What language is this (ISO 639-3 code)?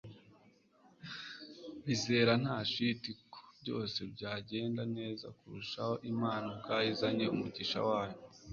kin